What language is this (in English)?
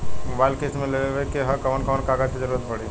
Bhojpuri